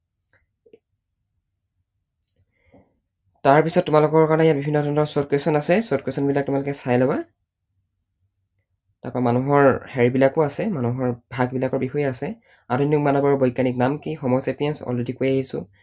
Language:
Assamese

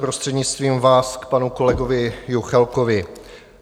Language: Czech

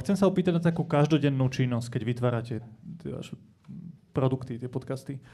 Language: Slovak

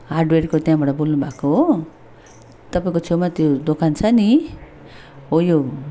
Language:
Nepali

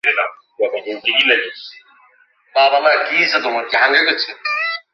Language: Bangla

